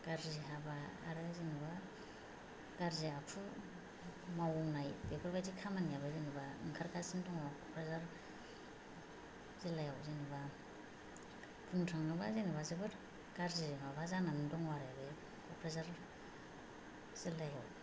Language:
Bodo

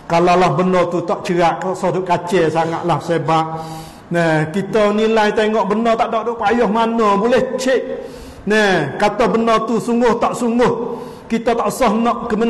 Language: Malay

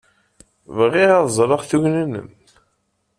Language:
Kabyle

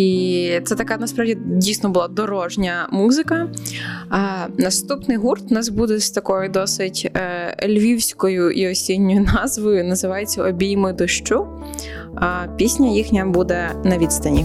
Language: Ukrainian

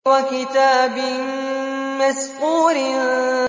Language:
Arabic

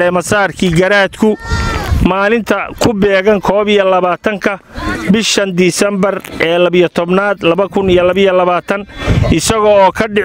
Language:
Arabic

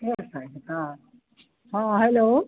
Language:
Maithili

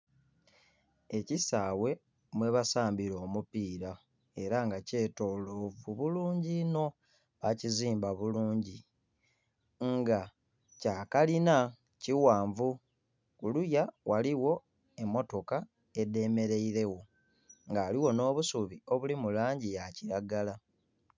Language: Soga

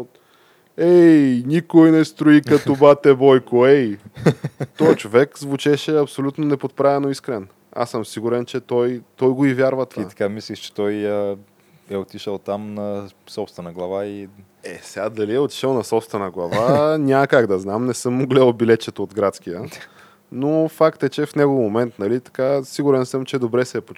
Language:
Bulgarian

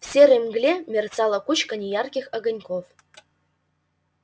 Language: Russian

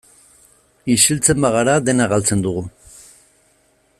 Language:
Basque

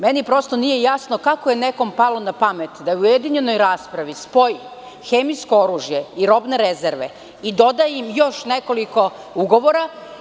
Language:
Serbian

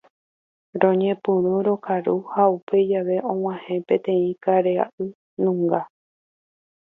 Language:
Guarani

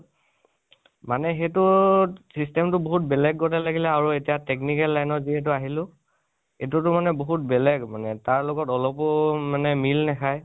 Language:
Assamese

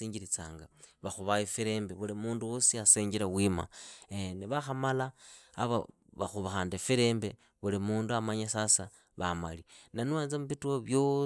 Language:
Idakho-Isukha-Tiriki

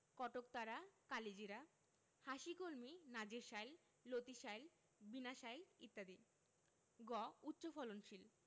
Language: Bangla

